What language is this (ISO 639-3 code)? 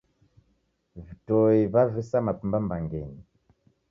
dav